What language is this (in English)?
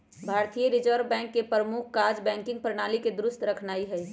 Magahi